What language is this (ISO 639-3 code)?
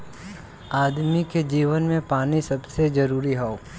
bho